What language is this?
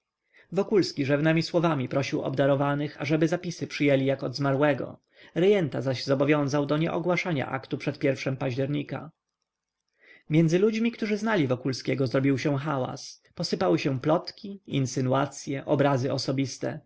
Polish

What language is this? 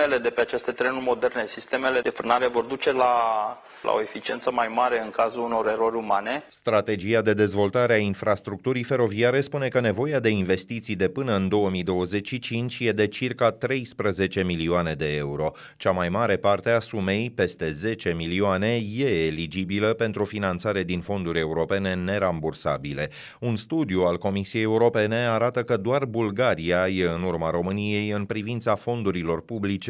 Romanian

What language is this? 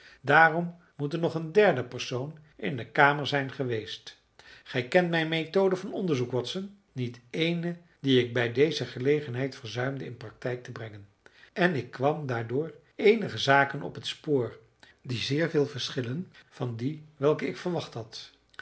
Dutch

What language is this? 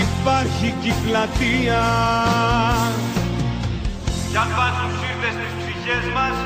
Greek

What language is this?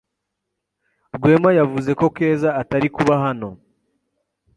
Kinyarwanda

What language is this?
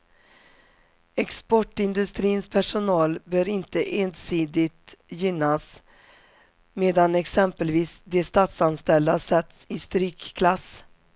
Swedish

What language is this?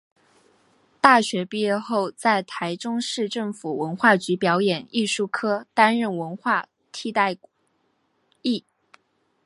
Chinese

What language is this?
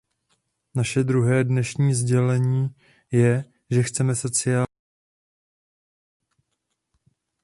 Czech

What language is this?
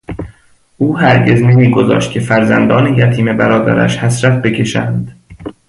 Persian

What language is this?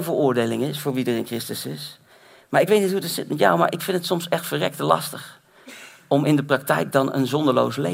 Dutch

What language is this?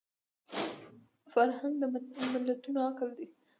Pashto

